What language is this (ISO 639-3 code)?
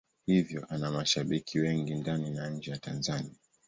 swa